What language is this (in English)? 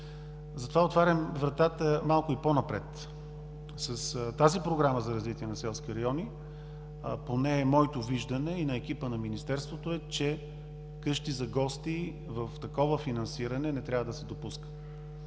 Bulgarian